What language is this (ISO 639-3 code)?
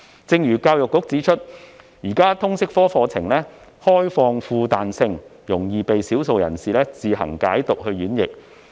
yue